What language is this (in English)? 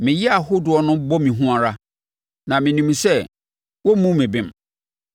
Akan